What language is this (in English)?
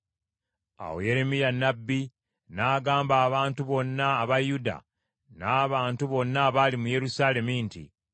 Ganda